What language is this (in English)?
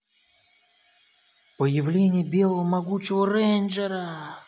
Russian